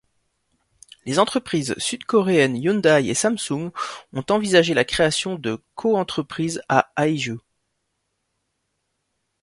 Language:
French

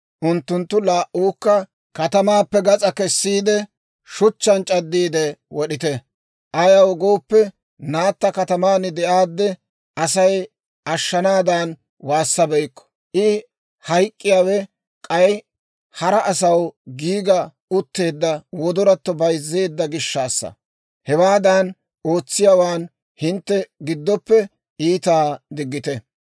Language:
Dawro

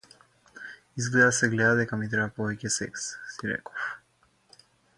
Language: Macedonian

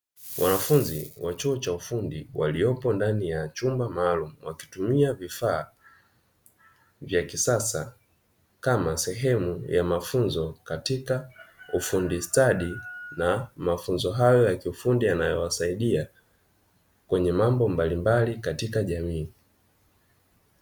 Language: Swahili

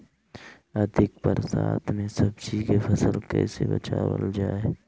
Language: Bhojpuri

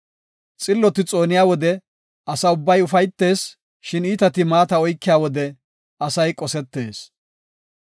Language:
Gofa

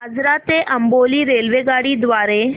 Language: Marathi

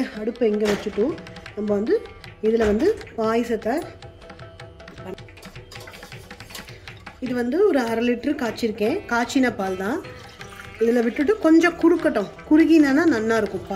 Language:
Romanian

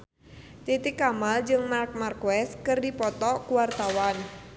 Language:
Sundanese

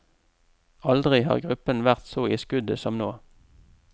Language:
Norwegian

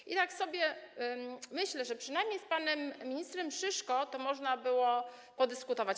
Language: Polish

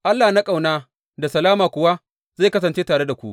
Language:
Hausa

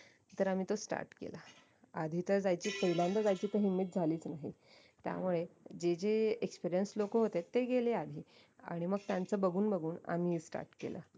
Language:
Marathi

